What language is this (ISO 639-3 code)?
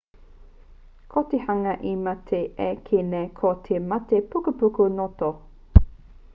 mri